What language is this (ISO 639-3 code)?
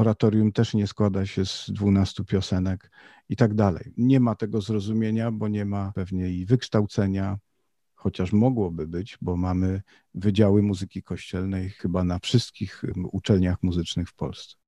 pol